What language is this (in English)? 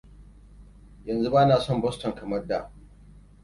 Hausa